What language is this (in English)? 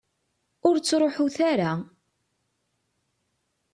Kabyle